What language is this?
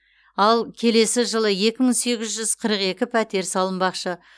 Kazakh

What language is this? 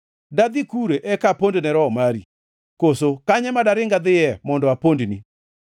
Luo (Kenya and Tanzania)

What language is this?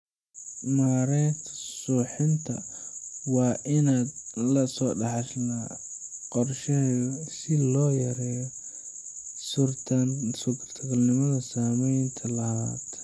Somali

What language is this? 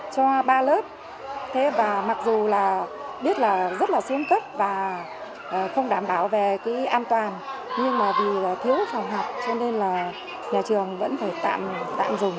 Vietnamese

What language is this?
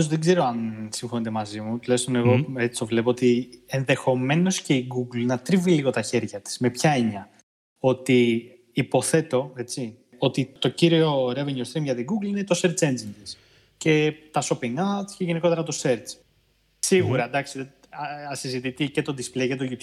Greek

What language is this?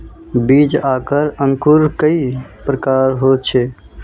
Magahi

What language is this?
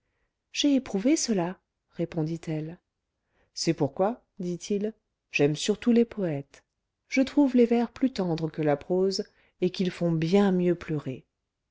French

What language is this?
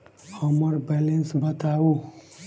Maithili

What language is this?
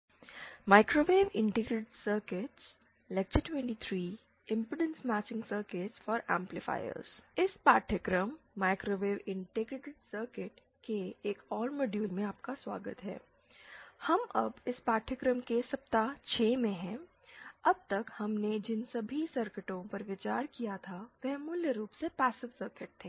Hindi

